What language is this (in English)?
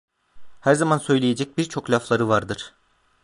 Turkish